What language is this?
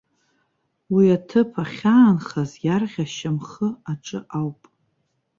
Abkhazian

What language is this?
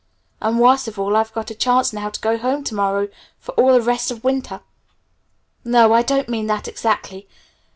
English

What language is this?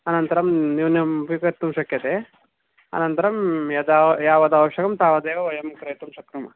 Sanskrit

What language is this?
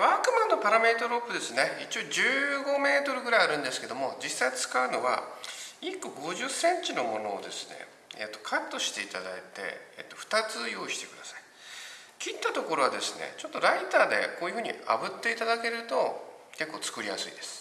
Japanese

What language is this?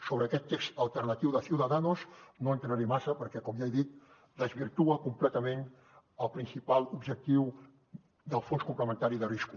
Catalan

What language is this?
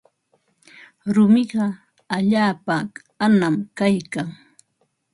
Ambo-Pasco Quechua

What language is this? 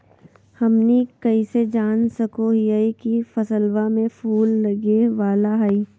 Magahi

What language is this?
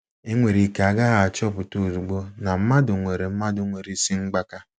Igbo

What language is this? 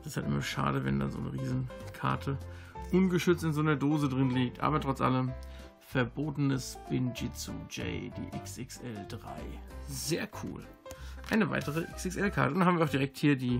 German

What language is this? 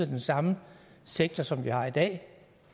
Danish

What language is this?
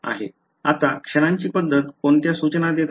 Marathi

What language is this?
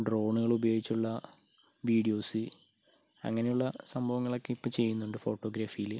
Malayalam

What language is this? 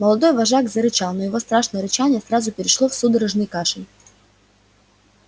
Russian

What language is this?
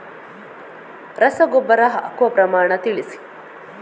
Kannada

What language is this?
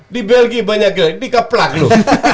Indonesian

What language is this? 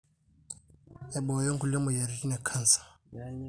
Masai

